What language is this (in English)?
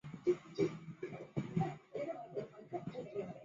Chinese